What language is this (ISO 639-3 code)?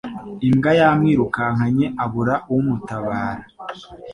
kin